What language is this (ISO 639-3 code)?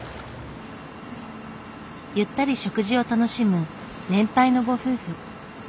jpn